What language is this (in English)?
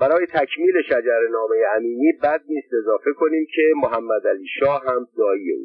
Persian